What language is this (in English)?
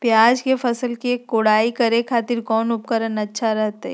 Magahi